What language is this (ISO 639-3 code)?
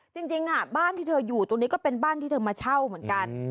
tha